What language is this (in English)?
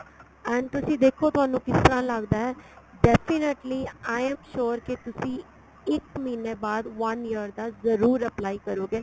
Punjabi